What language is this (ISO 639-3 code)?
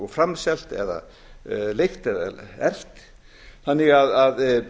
isl